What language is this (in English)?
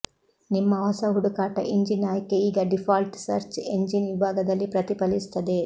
Kannada